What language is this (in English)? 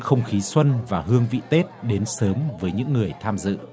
Vietnamese